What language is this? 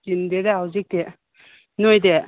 Manipuri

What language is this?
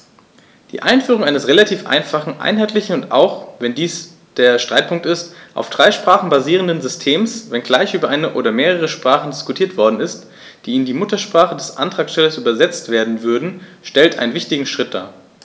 German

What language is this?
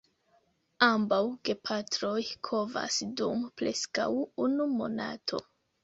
Esperanto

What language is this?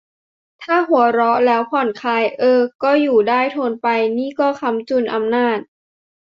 Thai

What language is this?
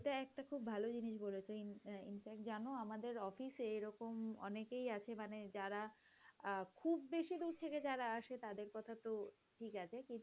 Bangla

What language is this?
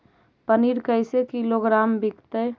Magahi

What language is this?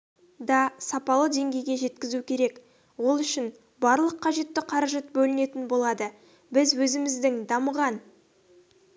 Kazakh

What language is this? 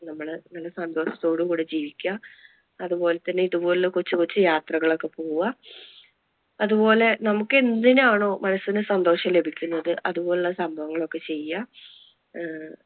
Malayalam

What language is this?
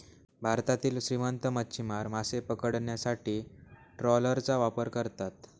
Marathi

